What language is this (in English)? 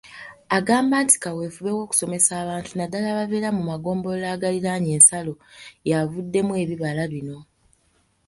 Ganda